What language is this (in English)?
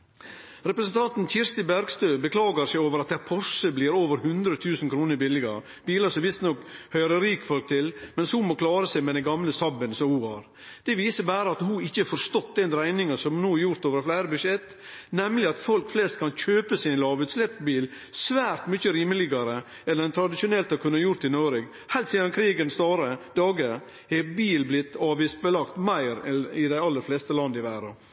Norwegian Nynorsk